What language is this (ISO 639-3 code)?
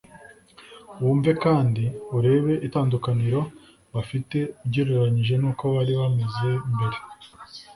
kin